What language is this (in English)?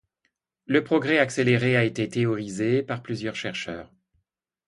French